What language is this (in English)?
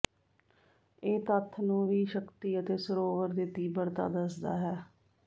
Punjabi